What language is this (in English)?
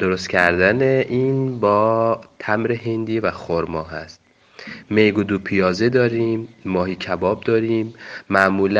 Persian